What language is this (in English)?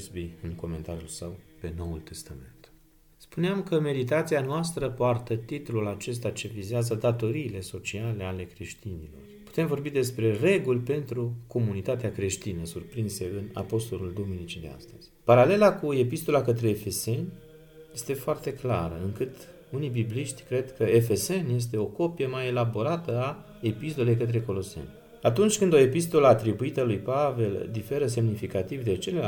Romanian